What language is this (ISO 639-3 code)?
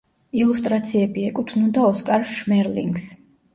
kat